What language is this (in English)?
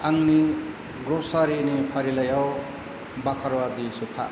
Bodo